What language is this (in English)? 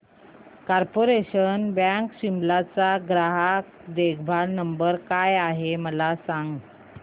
Marathi